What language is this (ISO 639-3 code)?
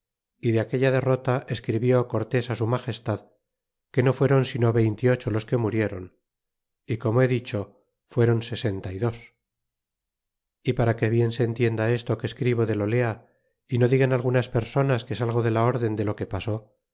spa